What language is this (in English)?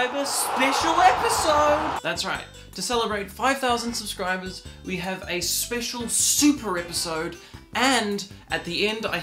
English